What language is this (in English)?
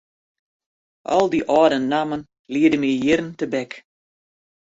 Western Frisian